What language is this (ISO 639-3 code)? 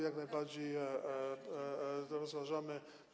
pol